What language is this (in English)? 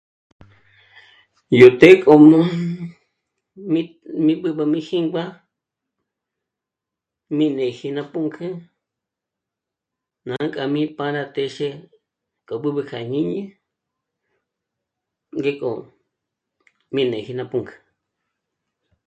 Michoacán Mazahua